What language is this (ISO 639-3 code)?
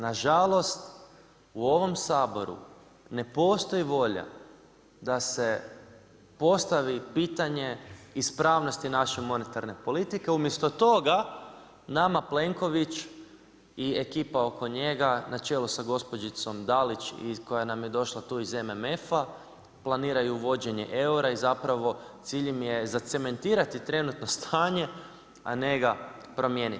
hrv